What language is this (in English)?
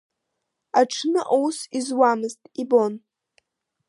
Abkhazian